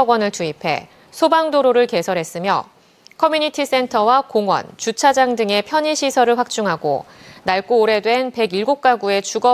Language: Korean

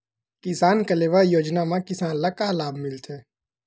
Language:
Chhattisgarhi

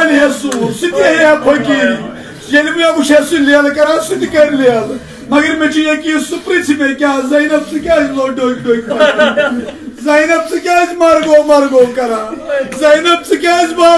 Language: Arabic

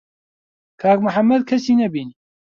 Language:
Central Kurdish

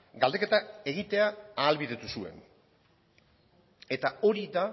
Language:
Basque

